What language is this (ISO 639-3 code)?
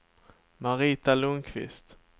swe